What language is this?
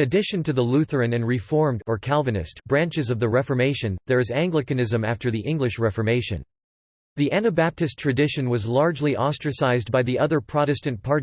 English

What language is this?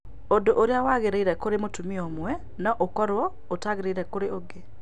Kikuyu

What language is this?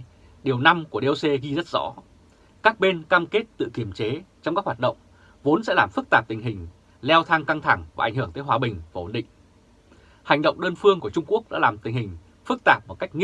Vietnamese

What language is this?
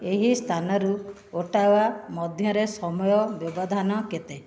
Odia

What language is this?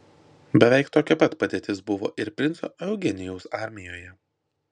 Lithuanian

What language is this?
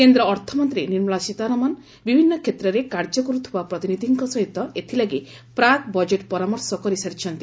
Odia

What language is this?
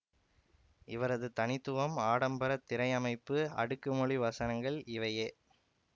Tamil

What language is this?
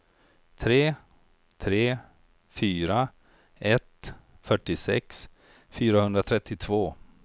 Swedish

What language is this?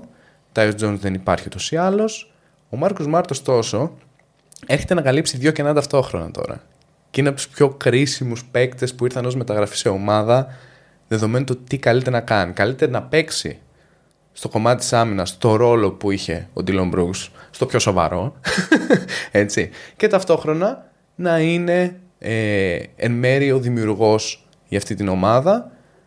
Greek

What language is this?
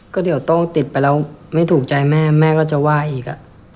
Thai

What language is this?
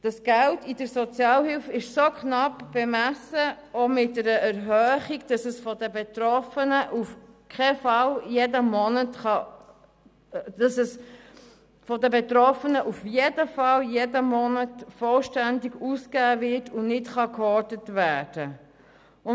Swiss German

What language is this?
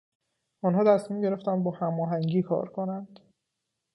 Persian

